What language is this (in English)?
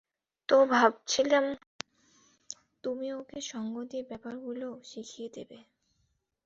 Bangla